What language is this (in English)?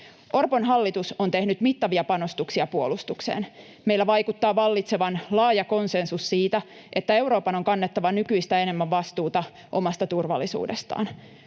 Finnish